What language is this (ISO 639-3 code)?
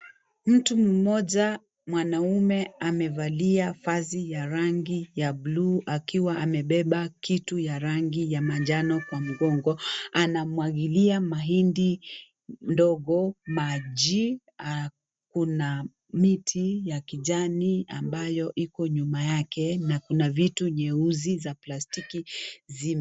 swa